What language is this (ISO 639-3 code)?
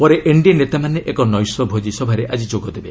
ori